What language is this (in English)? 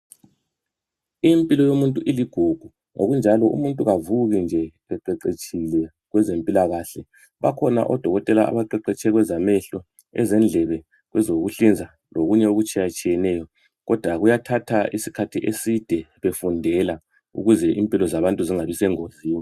North Ndebele